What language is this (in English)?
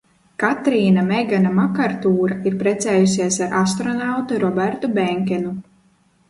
Latvian